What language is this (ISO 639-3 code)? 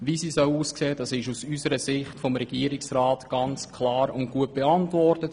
gsw